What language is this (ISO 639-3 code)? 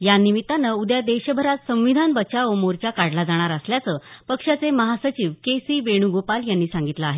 mar